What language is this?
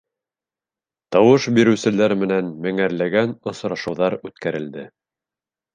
Bashkir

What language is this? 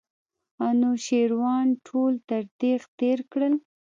Pashto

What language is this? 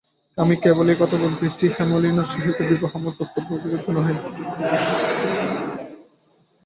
Bangla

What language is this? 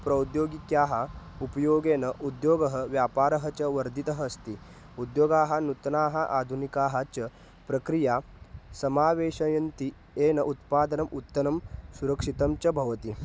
Sanskrit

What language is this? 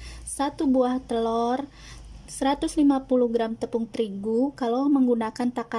Indonesian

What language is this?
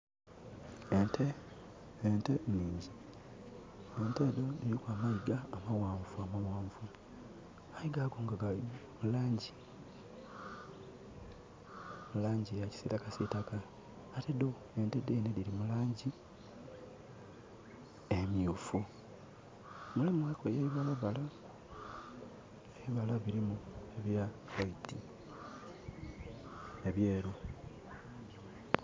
Soga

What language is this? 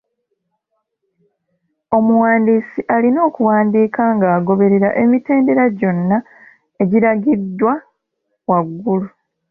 Ganda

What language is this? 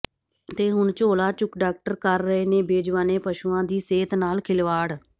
Punjabi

